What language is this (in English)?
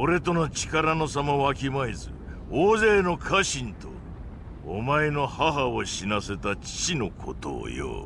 Japanese